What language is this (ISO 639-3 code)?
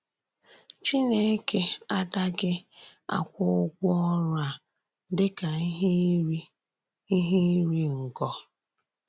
ibo